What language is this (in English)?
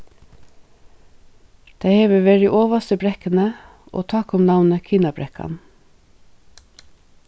Faroese